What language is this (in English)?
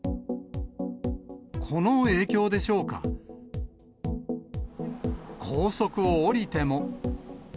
Japanese